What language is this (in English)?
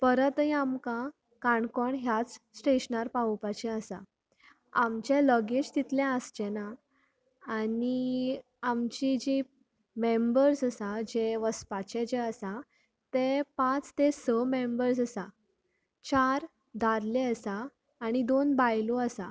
Konkani